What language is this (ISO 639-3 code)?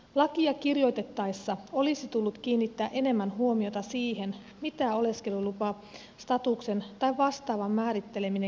fin